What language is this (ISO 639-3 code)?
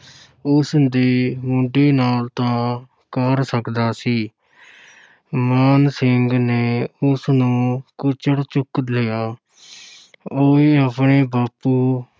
pan